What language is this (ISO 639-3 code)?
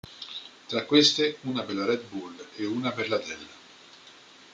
ita